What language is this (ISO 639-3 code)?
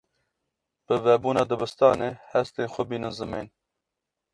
kur